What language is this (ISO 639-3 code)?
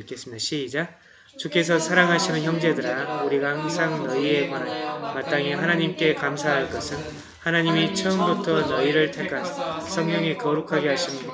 kor